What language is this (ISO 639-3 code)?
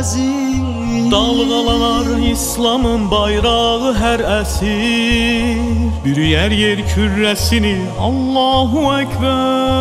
ara